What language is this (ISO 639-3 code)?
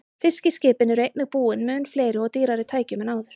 isl